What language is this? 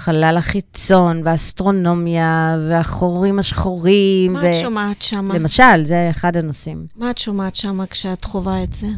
Hebrew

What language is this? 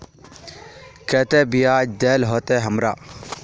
Magahi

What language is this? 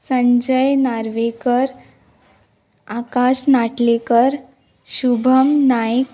Konkani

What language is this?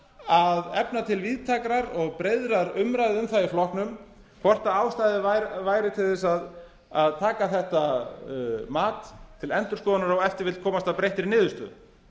Icelandic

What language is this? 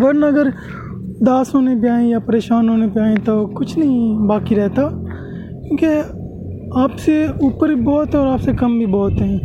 Urdu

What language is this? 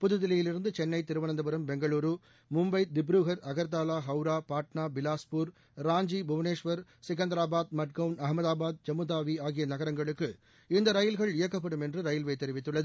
Tamil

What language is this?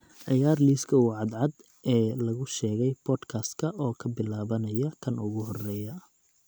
Somali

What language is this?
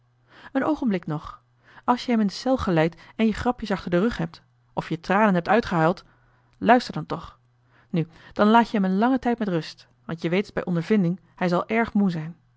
Dutch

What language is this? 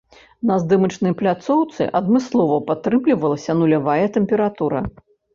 Belarusian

